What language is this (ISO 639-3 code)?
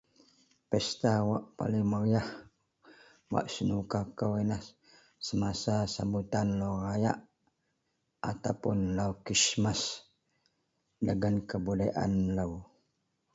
mel